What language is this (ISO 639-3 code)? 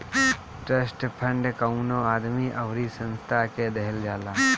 bho